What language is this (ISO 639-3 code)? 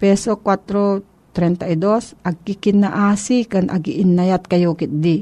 fil